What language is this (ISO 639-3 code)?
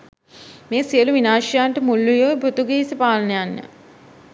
sin